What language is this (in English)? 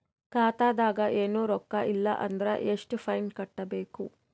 Kannada